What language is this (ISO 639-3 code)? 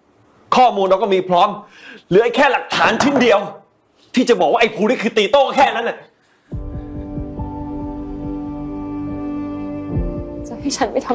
tha